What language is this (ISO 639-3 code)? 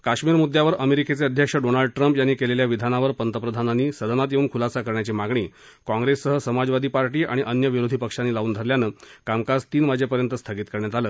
mar